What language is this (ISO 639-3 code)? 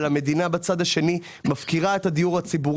heb